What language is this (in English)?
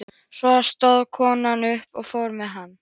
Icelandic